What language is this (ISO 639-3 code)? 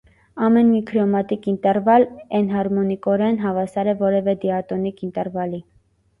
hye